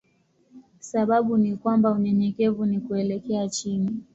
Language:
Swahili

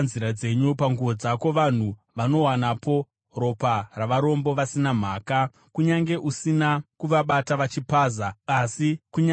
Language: Shona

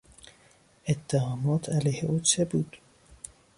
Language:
Persian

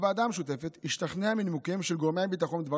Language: Hebrew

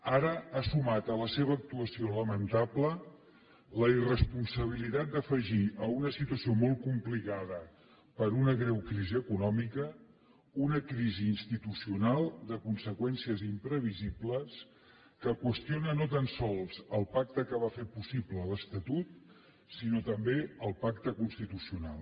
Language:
Catalan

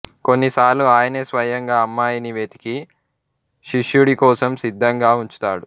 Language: Telugu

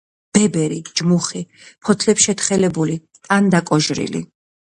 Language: Georgian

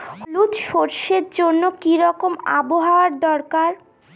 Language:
Bangla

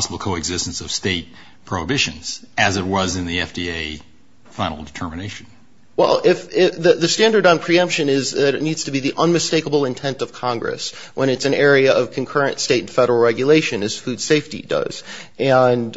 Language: English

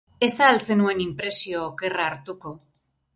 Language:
Basque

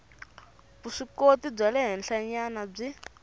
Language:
Tsonga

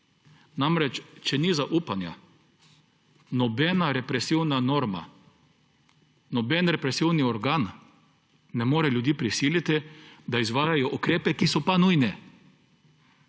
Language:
Slovenian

